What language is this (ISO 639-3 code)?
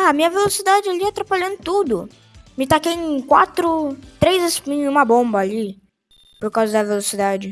por